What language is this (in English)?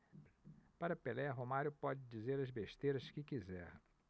Portuguese